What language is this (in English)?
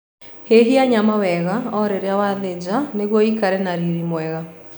Kikuyu